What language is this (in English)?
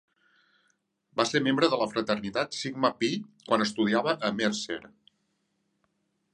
Catalan